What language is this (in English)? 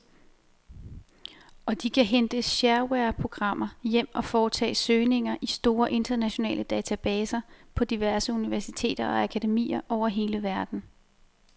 Danish